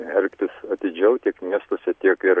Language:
Lithuanian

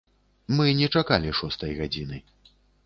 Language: Belarusian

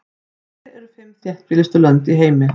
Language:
Icelandic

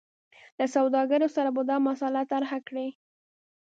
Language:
Pashto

